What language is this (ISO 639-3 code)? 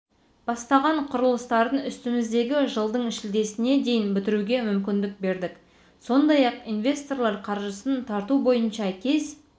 kaz